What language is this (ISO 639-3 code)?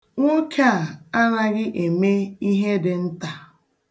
ibo